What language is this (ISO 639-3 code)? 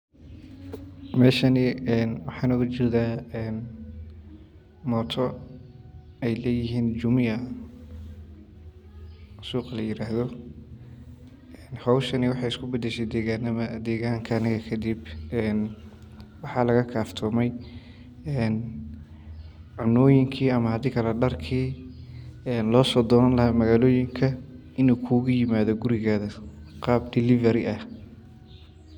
som